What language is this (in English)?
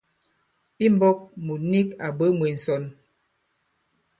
Bankon